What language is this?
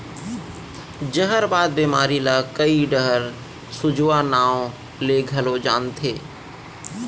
Chhattisgarhi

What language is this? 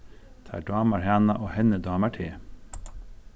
Faroese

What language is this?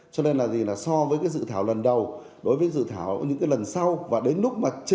Vietnamese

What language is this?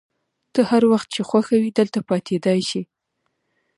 Pashto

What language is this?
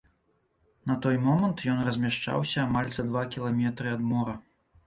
Belarusian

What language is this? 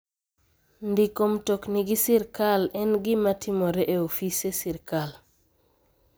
Luo (Kenya and Tanzania)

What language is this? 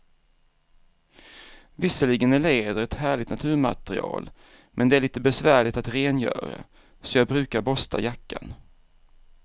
Swedish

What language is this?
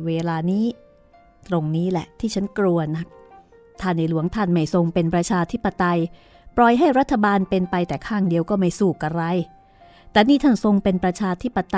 Thai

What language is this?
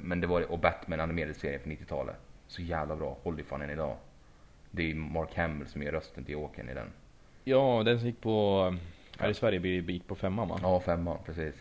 Swedish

